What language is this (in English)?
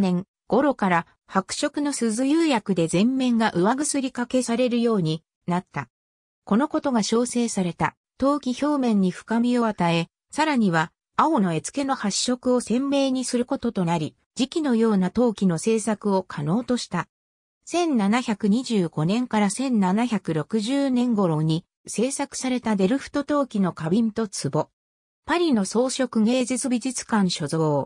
Japanese